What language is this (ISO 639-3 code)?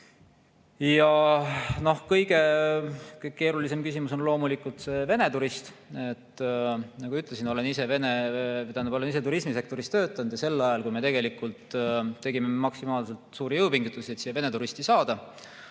est